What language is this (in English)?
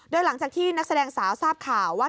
Thai